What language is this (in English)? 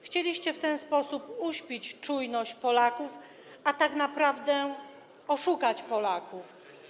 Polish